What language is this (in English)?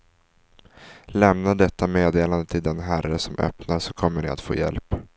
Swedish